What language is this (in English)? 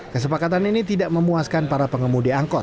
Indonesian